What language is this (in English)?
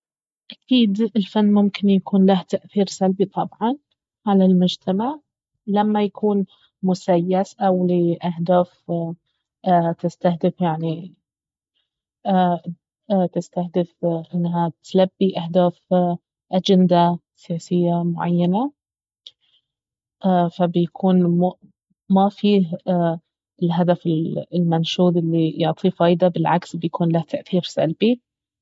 Baharna Arabic